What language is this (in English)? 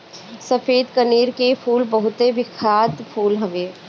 Bhojpuri